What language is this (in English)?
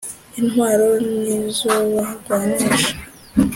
Kinyarwanda